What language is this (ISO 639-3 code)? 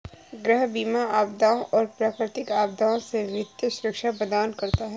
hin